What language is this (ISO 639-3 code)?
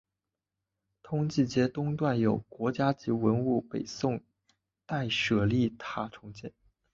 zho